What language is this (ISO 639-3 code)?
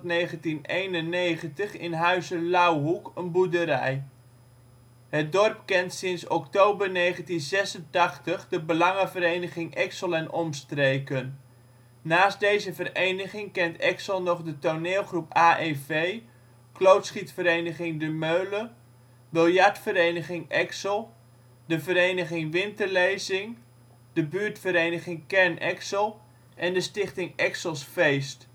nld